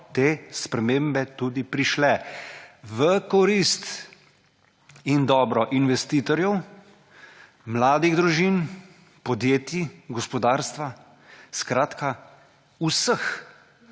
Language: Slovenian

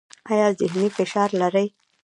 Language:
Pashto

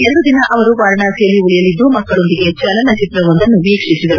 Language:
Kannada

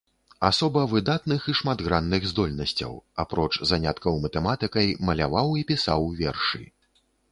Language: Belarusian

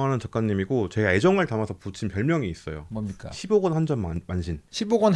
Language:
Korean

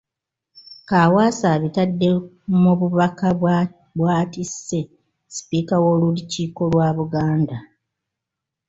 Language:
Ganda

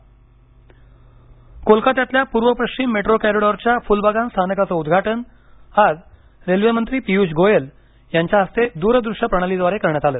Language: Marathi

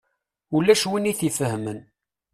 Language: Kabyle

